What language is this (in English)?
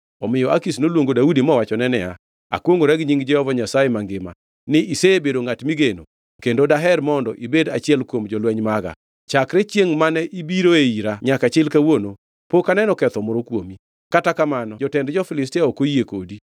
Luo (Kenya and Tanzania)